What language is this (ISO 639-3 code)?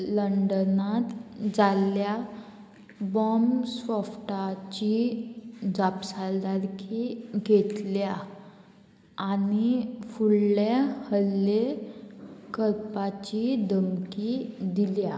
kok